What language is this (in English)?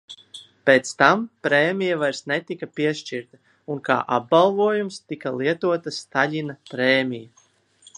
Latvian